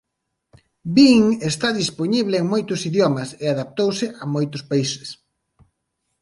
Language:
Galician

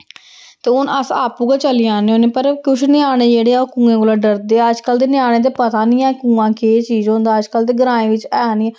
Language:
Dogri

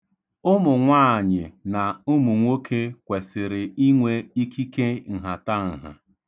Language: Igbo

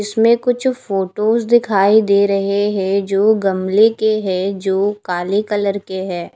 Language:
Hindi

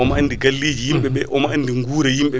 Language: Fula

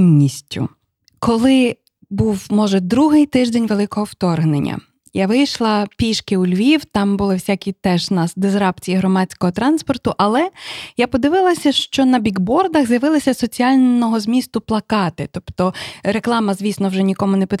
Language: Ukrainian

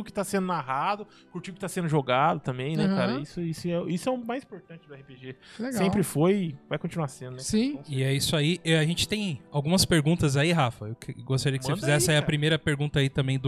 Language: Portuguese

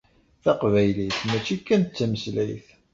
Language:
Kabyle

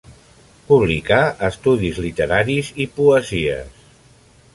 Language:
Catalan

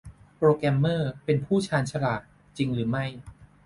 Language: Thai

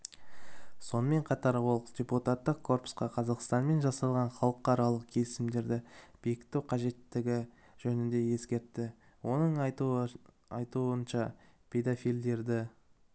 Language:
Kazakh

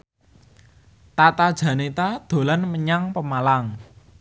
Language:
Javanese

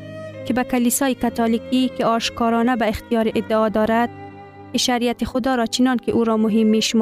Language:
Persian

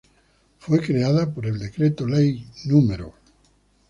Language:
Spanish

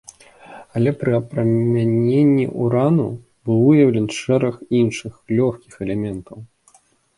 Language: Belarusian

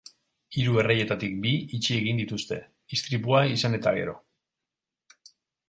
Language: Basque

